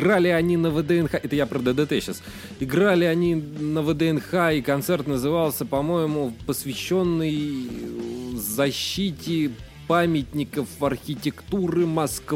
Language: Russian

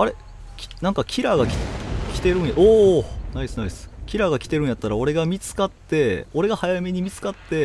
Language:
Japanese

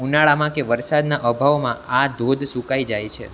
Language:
Gujarati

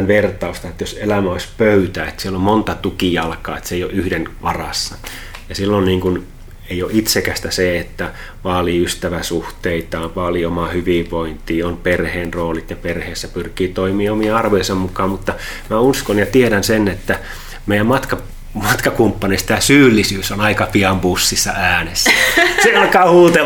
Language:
Finnish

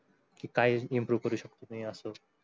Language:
Marathi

